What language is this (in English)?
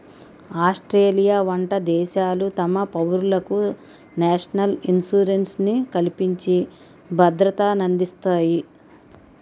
Telugu